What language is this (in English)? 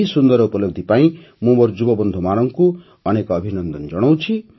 Odia